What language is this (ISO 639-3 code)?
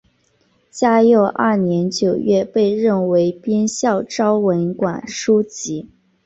zho